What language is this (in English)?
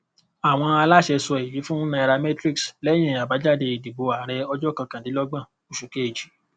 Yoruba